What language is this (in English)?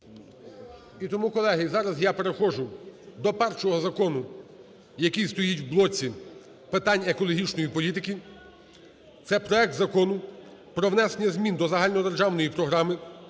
Ukrainian